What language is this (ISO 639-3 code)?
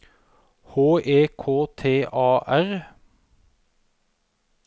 nor